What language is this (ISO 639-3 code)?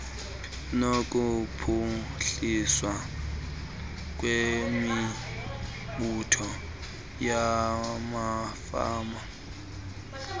xho